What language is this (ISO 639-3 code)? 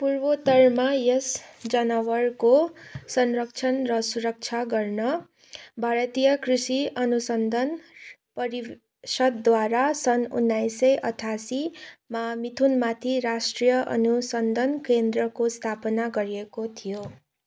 nep